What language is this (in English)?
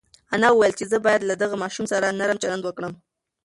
Pashto